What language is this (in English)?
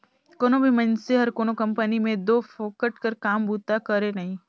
Chhattisgarhi